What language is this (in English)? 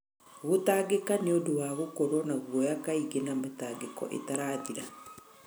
Kikuyu